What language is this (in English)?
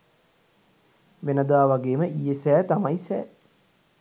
Sinhala